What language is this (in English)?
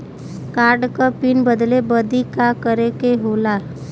Bhojpuri